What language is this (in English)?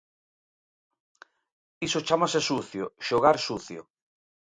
Galician